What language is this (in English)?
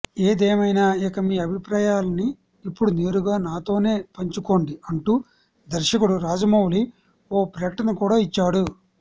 Telugu